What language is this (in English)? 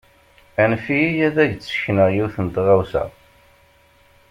Kabyle